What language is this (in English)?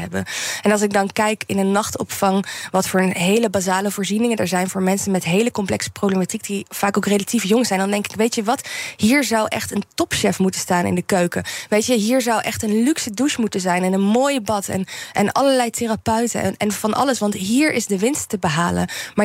Dutch